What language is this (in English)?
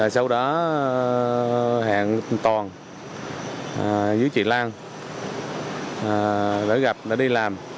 Vietnamese